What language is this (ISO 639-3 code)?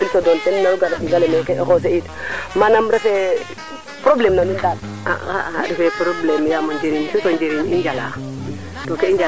srr